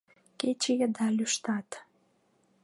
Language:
Mari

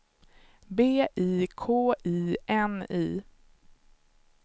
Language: Swedish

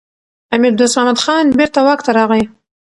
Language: Pashto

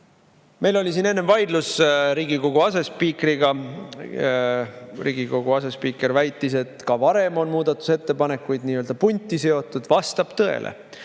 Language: Estonian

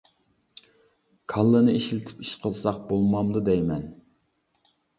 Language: Uyghur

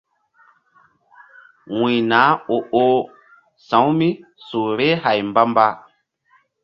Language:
Mbum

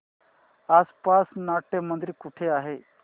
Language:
Marathi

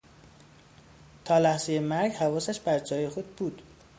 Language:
Persian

